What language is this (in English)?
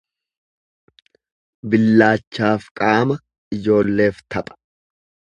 Oromo